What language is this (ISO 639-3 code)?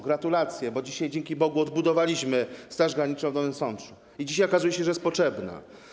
pol